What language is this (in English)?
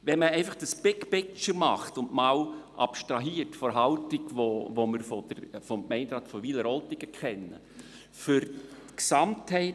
Swiss German